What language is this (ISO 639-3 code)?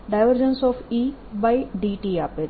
guj